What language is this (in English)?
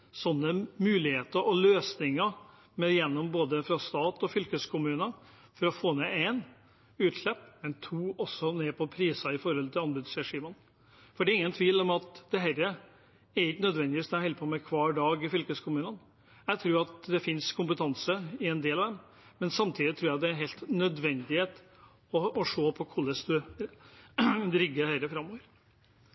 Norwegian Bokmål